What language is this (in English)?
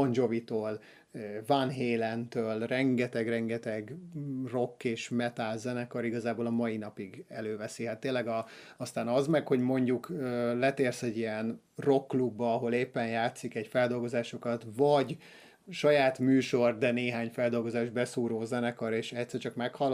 Hungarian